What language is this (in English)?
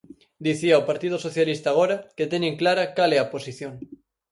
Galician